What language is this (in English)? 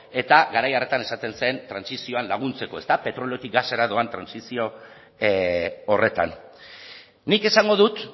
Basque